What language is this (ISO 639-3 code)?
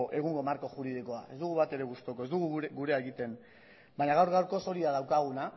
eus